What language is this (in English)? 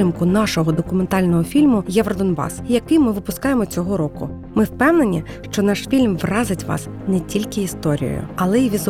Ukrainian